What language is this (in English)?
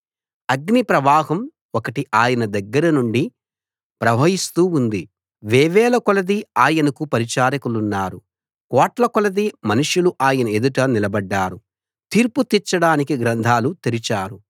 Telugu